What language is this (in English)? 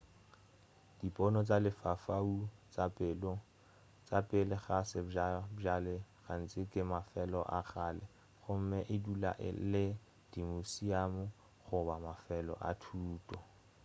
Northern Sotho